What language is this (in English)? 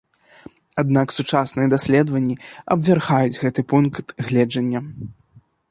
Belarusian